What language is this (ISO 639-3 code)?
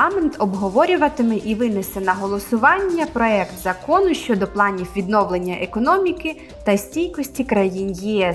ukr